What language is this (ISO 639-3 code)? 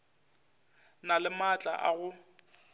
nso